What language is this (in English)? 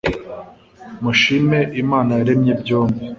Kinyarwanda